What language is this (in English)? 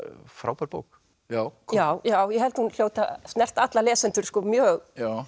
Icelandic